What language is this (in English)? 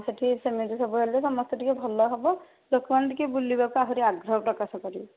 Odia